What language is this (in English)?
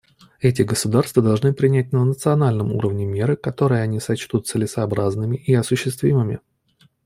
Russian